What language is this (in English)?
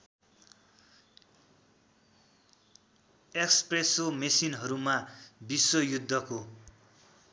Nepali